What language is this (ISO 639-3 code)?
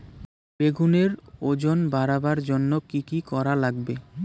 ben